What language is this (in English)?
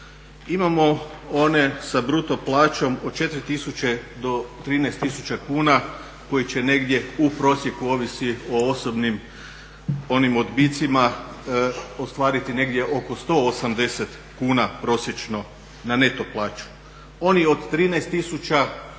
Croatian